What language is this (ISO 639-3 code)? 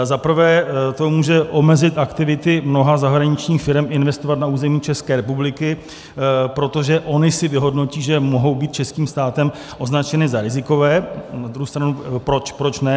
ces